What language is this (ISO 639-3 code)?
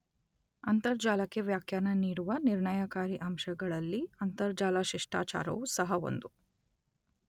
kan